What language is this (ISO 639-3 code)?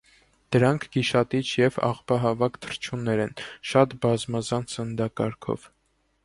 hye